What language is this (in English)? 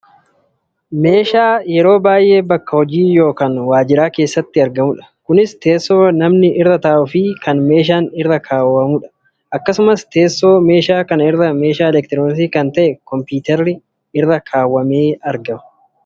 Oromo